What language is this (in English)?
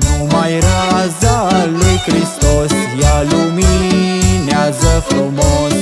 Romanian